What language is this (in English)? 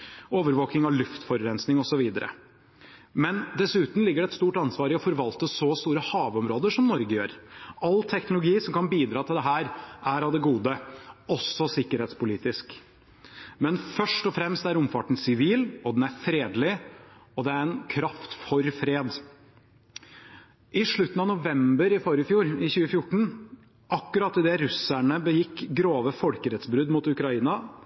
Norwegian Bokmål